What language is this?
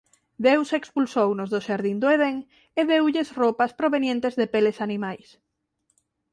Galician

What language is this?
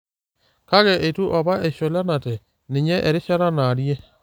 Masai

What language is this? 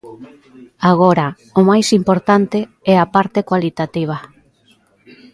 Galician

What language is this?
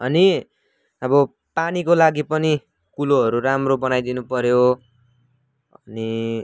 Nepali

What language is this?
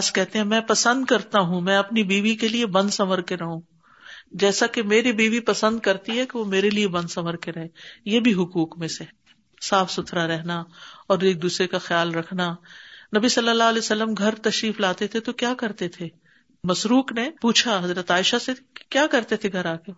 Urdu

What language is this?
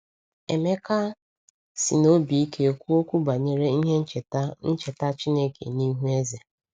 Igbo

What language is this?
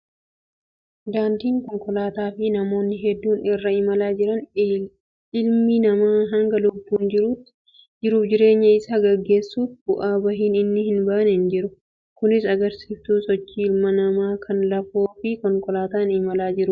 Oromo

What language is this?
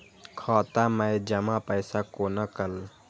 Maithili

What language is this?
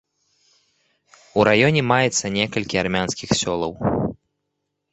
Belarusian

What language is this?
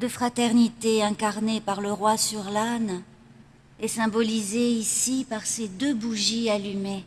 French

